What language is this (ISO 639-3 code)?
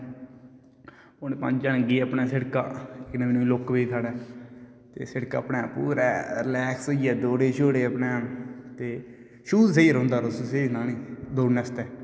doi